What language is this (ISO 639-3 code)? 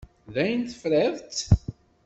kab